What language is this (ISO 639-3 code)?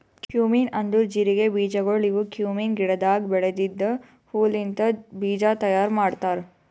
kan